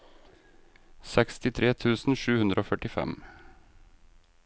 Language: Norwegian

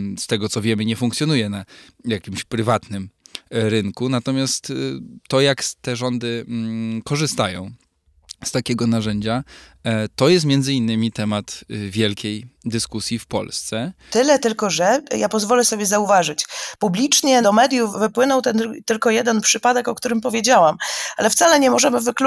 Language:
Polish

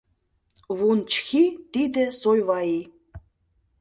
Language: Mari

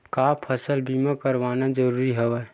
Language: Chhattisgarhi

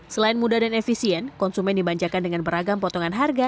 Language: Indonesian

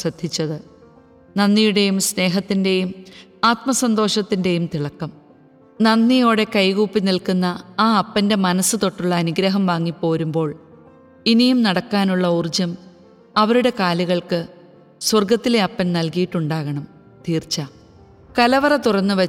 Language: Malayalam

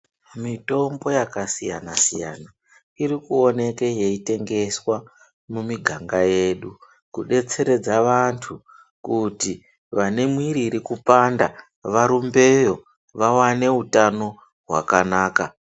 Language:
Ndau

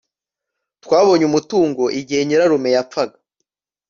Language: Kinyarwanda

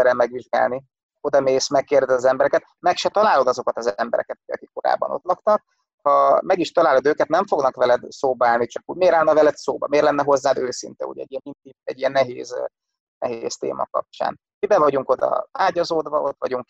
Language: Hungarian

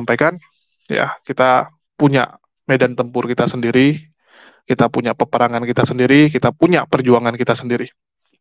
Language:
Indonesian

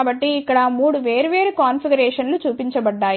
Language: Telugu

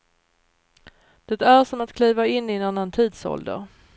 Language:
Swedish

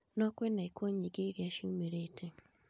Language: Kikuyu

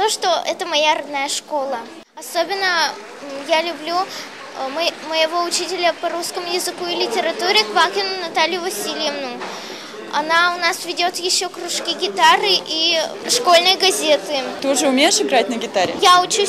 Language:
Russian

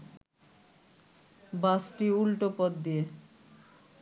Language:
Bangla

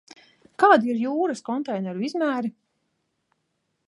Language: Latvian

